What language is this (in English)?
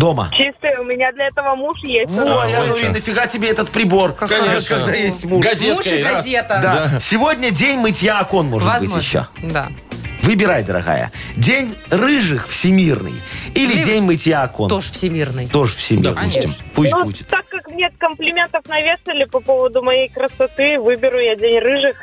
Russian